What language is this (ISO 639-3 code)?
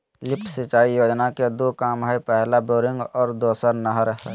mag